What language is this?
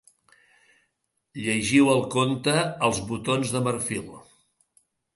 Catalan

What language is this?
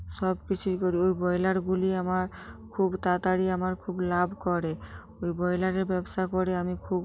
Bangla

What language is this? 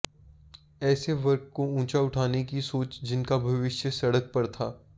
Hindi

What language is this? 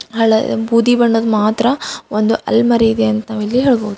Kannada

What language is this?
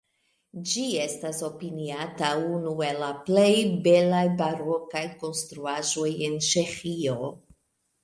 Esperanto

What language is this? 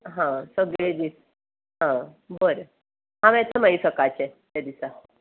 Konkani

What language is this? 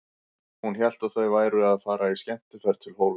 Icelandic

